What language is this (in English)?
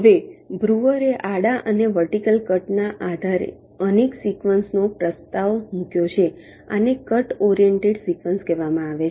Gujarati